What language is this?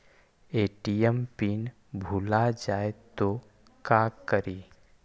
Magahi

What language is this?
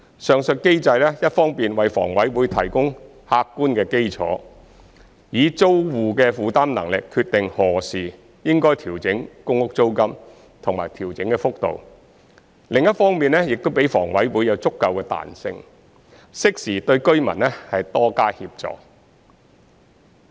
Cantonese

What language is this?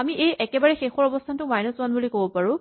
Assamese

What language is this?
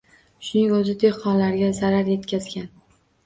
Uzbek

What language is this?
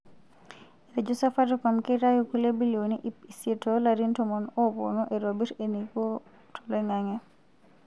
Masai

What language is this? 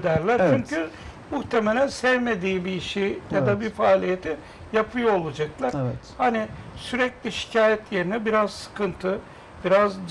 Turkish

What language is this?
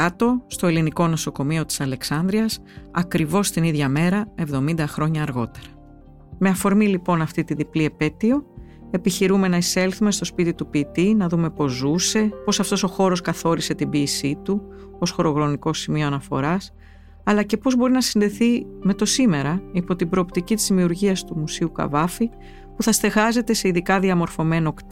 Greek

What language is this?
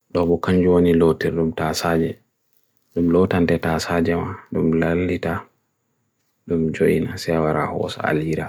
Bagirmi Fulfulde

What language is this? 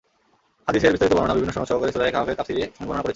Bangla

